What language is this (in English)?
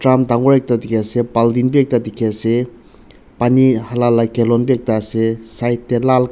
Naga Pidgin